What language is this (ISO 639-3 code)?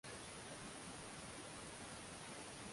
swa